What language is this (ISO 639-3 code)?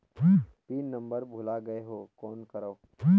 hne